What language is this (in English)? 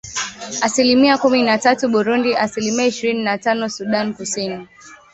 Swahili